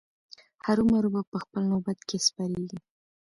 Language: Pashto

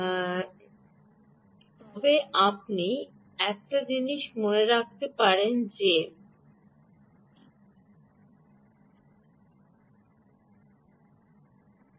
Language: Bangla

